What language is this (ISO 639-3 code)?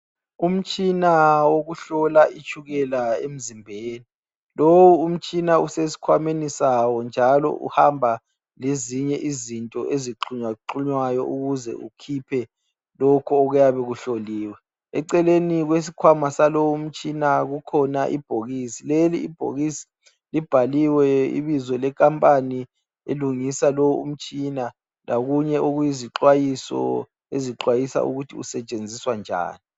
nde